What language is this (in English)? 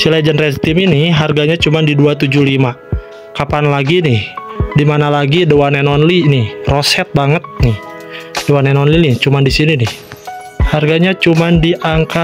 Indonesian